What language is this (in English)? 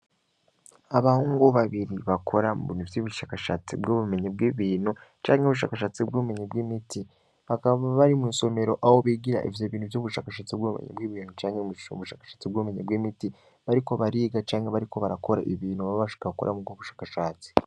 Rundi